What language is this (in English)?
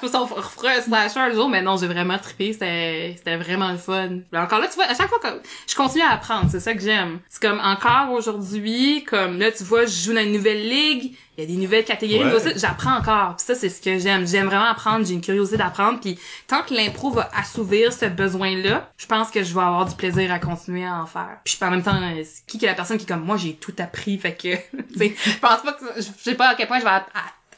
French